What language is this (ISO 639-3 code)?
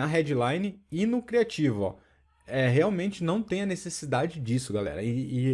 por